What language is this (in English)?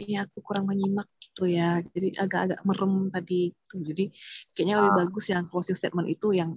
Indonesian